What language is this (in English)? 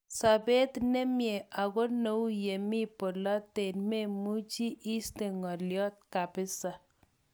Kalenjin